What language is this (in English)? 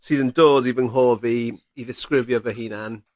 Welsh